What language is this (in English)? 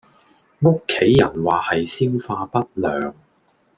Cantonese